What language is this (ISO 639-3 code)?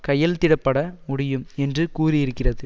tam